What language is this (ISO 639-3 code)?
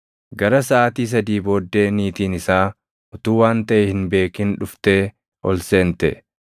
orm